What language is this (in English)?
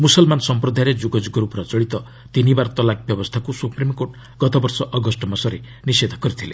Odia